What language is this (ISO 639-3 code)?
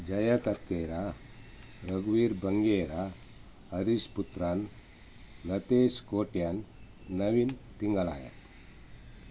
kan